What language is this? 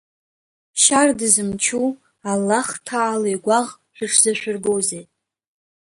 Abkhazian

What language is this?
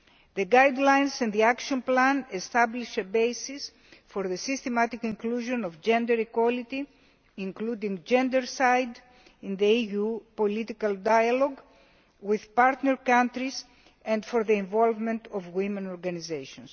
English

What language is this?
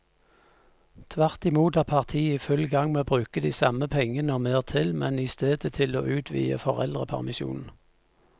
Norwegian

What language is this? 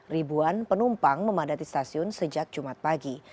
Indonesian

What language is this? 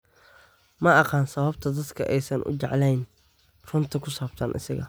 Somali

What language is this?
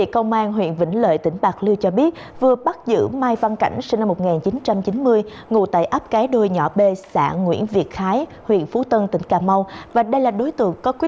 Vietnamese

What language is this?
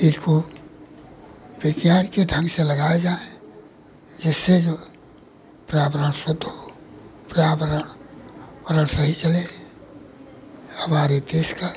Hindi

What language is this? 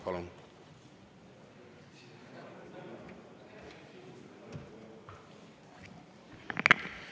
Estonian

